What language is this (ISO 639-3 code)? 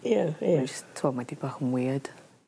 cym